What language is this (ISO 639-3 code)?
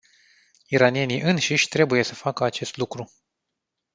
ron